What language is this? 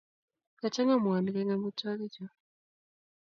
Kalenjin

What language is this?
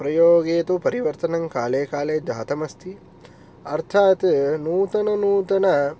Sanskrit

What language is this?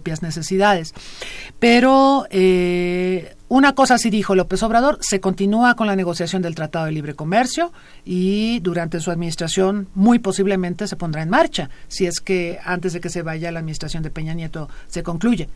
Spanish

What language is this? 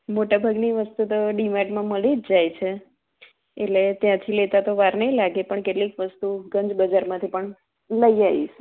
Gujarati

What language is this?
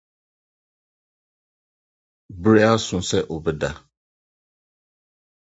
Akan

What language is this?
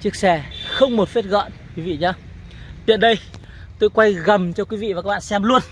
Vietnamese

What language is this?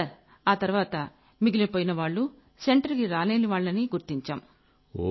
Telugu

